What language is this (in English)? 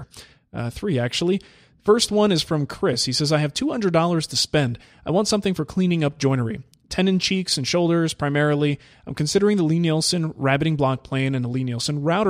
English